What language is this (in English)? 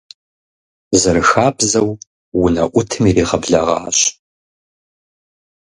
Kabardian